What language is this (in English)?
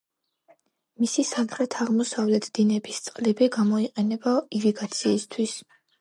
Georgian